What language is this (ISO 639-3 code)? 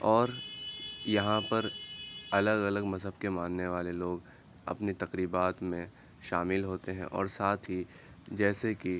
urd